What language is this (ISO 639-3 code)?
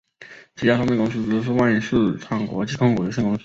zho